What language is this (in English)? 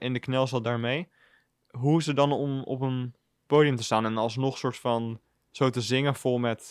Dutch